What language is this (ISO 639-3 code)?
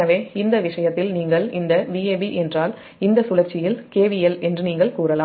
tam